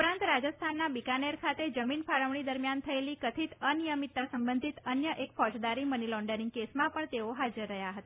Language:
Gujarati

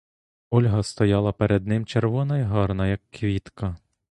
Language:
Ukrainian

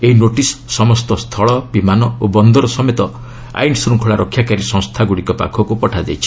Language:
Odia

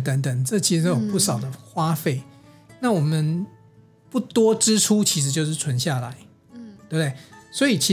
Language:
Chinese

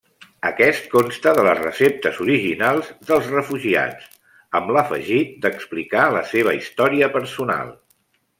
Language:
Catalan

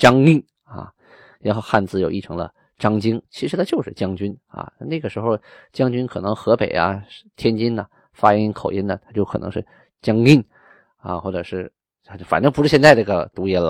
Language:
Chinese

